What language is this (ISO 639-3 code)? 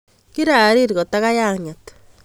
kln